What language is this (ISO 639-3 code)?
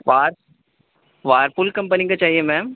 urd